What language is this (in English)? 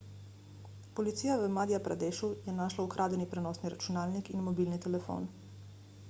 Slovenian